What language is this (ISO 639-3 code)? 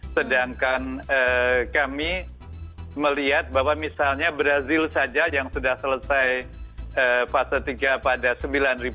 ind